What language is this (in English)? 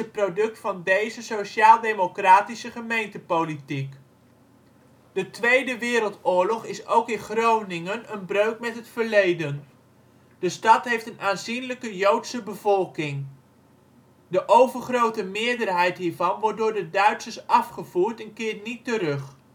Dutch